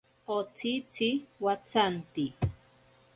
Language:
Ashéninka Perené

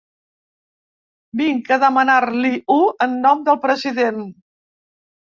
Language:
Catalan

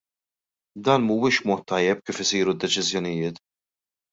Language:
Maltese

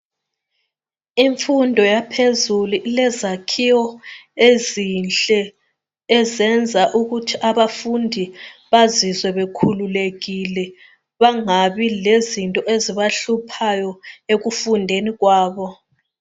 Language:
North Ndebele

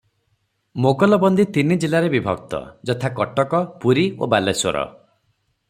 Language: Odia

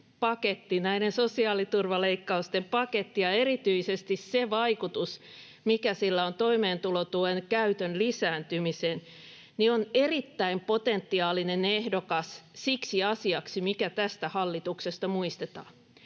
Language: Finnish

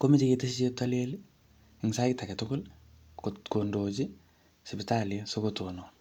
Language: Kalenjin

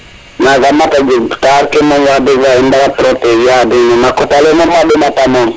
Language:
Serer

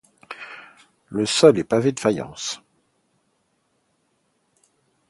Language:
French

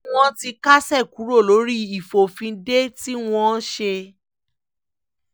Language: Yoruba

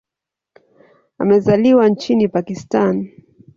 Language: Swahili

